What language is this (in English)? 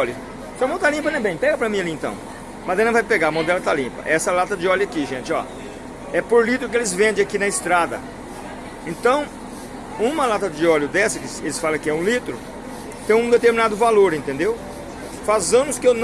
Portuguese